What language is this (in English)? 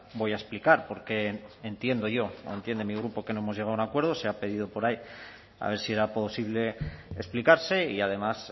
Spanish